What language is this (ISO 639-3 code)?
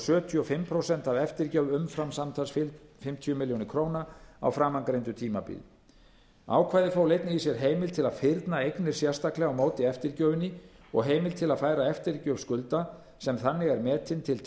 isl